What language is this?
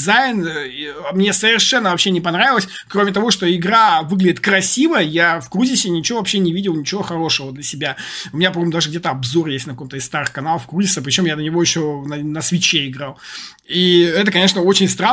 Russian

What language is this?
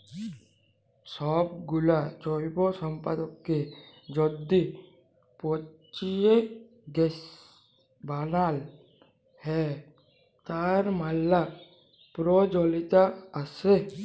Bangla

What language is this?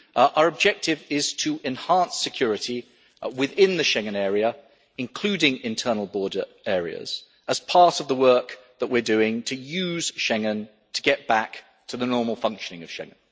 English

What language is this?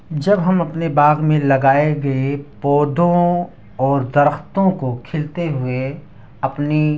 Urdu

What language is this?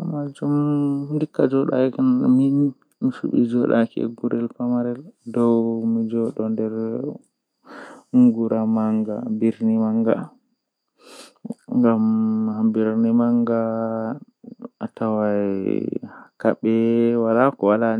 Western Niger Fulfulde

